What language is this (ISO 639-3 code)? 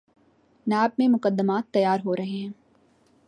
urd